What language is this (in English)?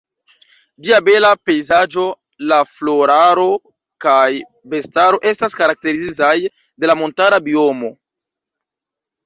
Esperanto